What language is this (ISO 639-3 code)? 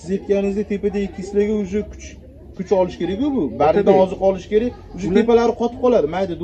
tur